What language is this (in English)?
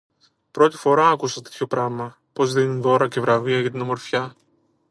Greek